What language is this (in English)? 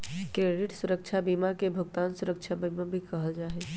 Magahi